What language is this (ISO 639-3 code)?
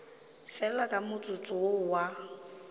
nso